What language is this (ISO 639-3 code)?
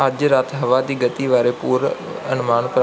pan